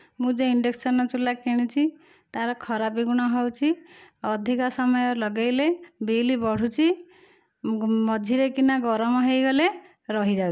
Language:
Odia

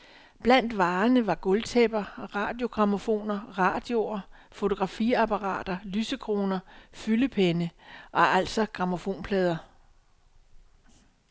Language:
Danish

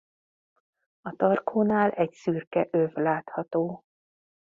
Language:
Hungarian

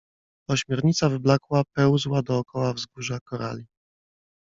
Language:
Polish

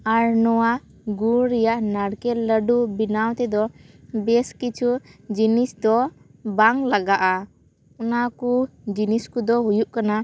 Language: Santali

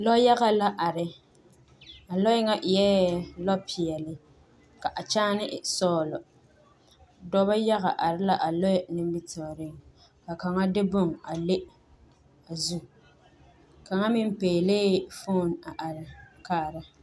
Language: Southern Dagaare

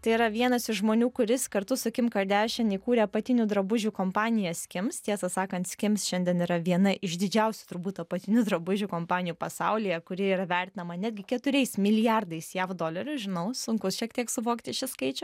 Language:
Lithuanian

